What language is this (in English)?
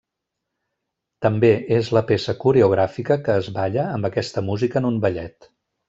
Catalan